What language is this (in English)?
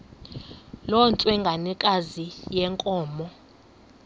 Xhosa